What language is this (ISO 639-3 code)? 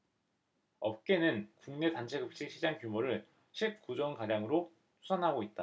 kor